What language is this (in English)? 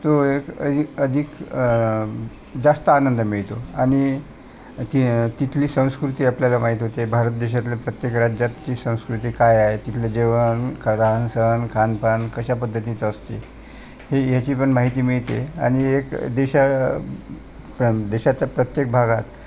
Marathi